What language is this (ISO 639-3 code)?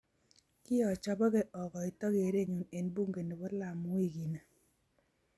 kln